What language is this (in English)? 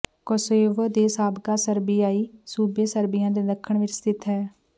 Punjabi